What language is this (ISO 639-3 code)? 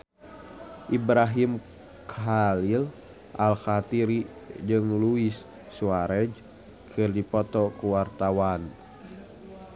sun